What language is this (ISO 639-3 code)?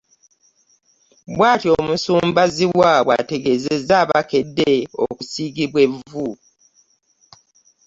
lug